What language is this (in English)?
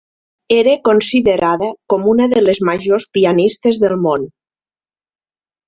Catalan